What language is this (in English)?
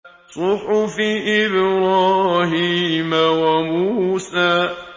Arabic